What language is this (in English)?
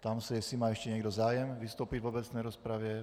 Czech